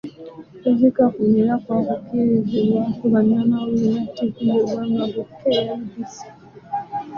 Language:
Ganda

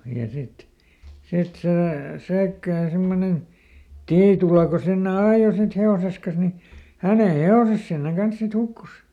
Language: Finnish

